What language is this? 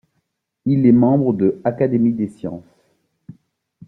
French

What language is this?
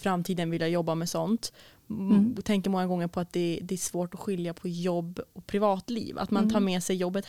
Swedish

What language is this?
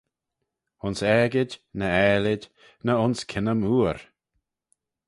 Manx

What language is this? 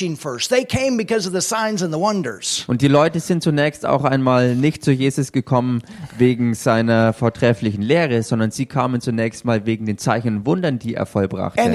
German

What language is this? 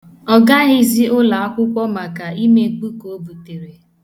Igbo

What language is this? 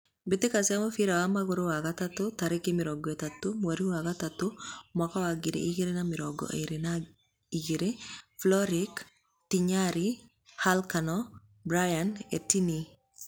Kikuyu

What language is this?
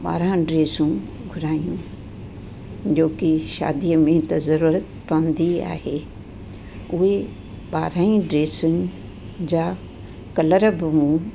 Sindhi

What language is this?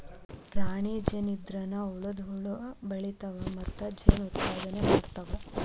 Kannada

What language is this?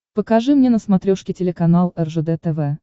Russian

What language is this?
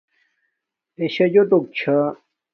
Domaaki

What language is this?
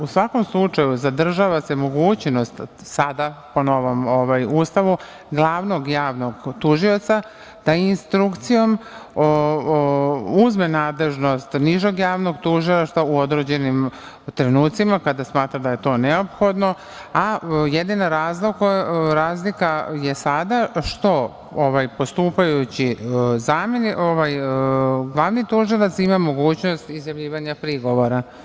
Serbian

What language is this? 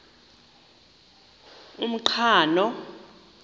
Xhosa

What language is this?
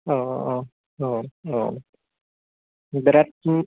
Bodo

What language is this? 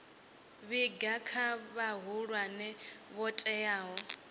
Venda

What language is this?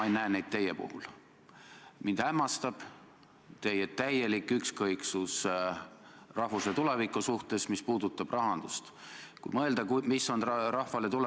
Estonian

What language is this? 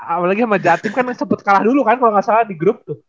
Indonesian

